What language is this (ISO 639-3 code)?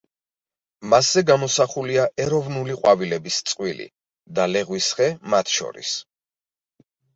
kat